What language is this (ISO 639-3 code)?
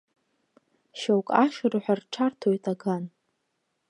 abk